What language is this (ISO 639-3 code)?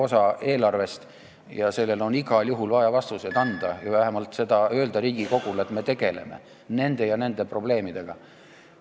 est